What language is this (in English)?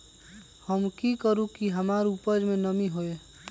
Magahi